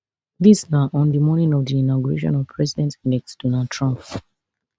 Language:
Nigerian Pidgin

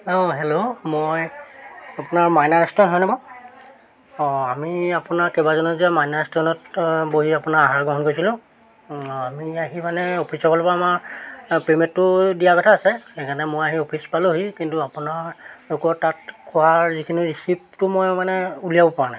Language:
Assamese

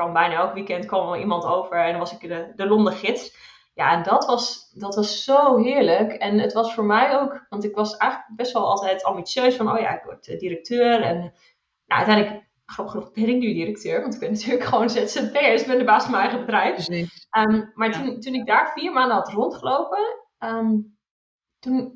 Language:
Dutch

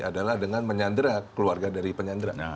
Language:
Indonesian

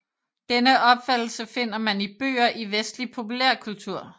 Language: Danish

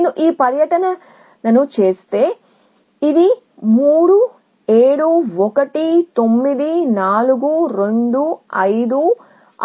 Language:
Telugu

